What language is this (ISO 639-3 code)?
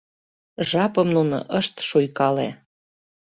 chm